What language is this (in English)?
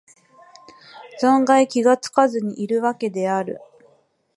Japanese